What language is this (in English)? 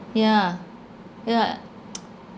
English